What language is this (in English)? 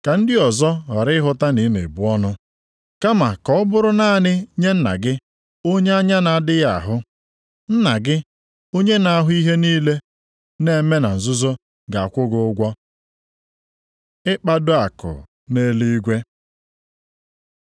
Igbo